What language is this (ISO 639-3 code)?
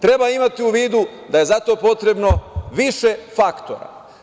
srp